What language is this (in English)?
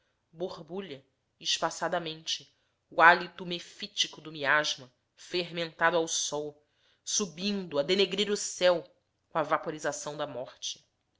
Portuguese